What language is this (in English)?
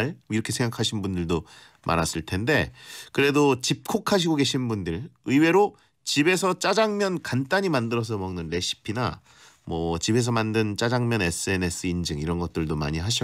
Korean